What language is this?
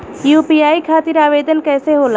Bhojpuri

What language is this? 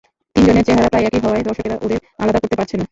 Bangla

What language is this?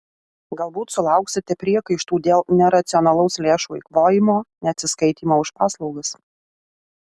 Lithuanian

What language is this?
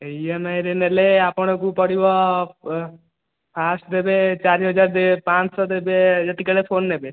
Odia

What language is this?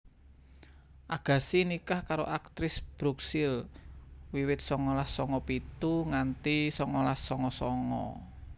Javanese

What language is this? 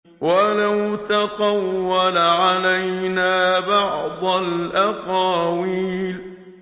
Arabic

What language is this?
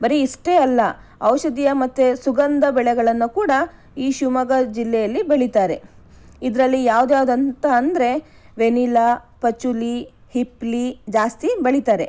Kannada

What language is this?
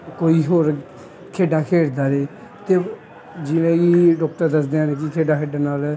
Punjabi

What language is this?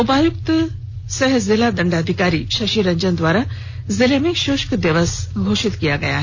Hindi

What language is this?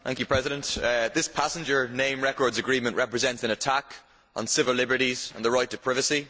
English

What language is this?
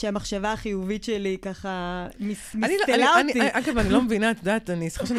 Hebrew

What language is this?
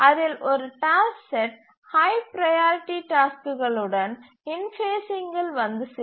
Tamil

